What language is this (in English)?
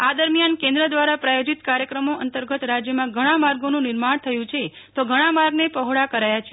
Gujarati